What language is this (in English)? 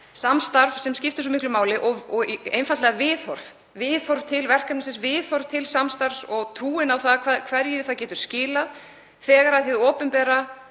Icelandic